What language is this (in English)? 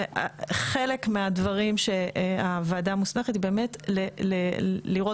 Hebrew